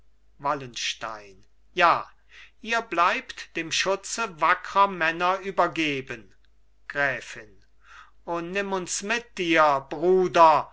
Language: German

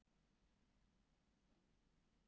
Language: Icelandic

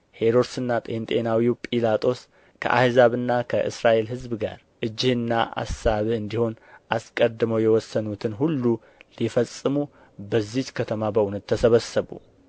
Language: Amharic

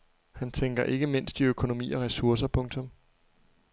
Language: Danish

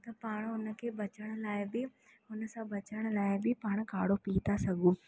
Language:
Sindhi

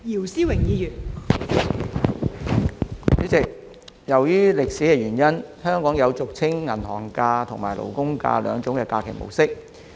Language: Cantonese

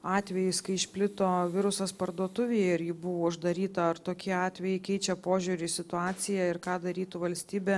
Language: Lithuanian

